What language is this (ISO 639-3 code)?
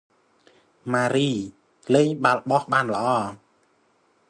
khm